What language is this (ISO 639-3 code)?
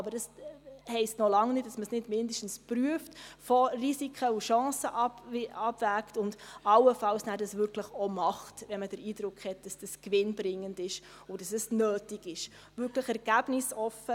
gsw